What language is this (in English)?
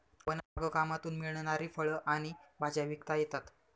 Marathi